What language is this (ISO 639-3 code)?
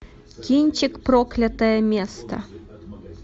rus